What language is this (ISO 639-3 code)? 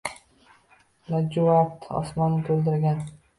uzb